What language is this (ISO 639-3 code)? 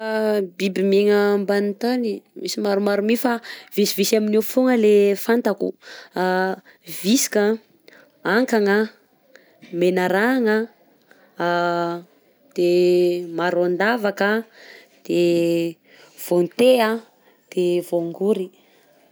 bzc